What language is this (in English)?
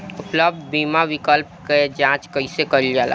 Bhojpuri